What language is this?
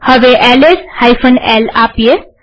Gujarati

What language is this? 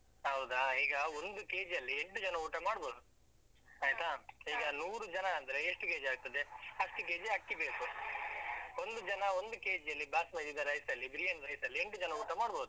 Kannada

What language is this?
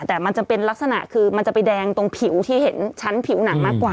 Thai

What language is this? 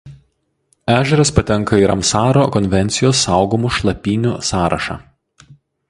Lithuanian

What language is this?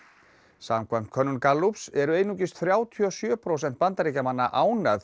Icelandic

